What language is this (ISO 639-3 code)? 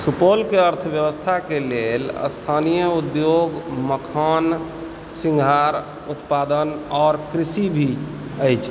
mai